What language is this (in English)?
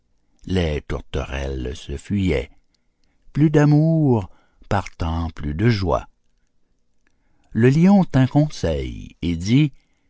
French